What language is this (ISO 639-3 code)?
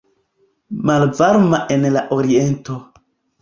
epo